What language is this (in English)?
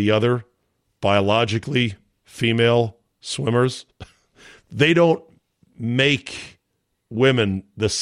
English